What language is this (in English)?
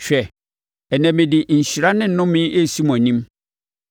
Akan